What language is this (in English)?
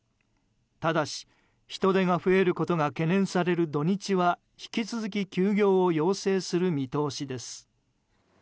Japanese